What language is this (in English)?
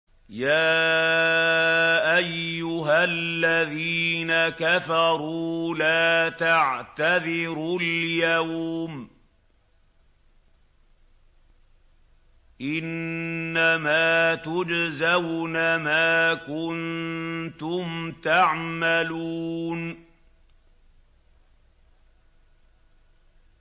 Arabic